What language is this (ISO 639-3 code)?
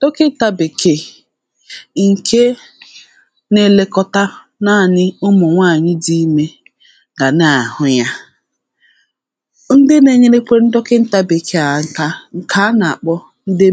ibo